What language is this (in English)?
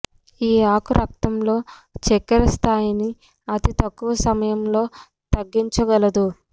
Telugu